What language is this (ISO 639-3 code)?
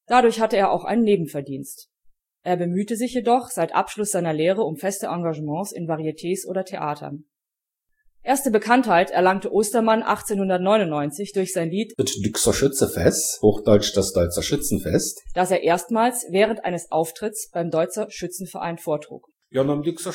deu